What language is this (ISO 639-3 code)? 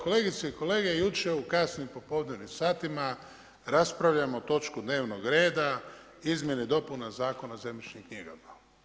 hrv